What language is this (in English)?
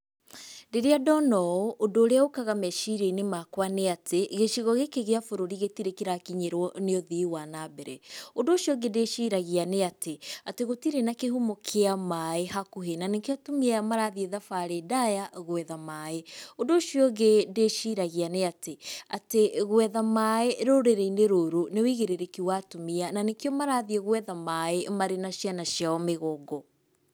Kikuyu